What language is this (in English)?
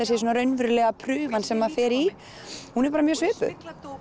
Icelandic